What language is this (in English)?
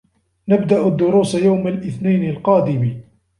Arabic